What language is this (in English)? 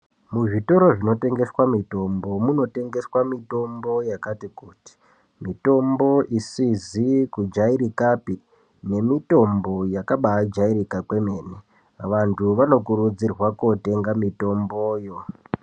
Ndau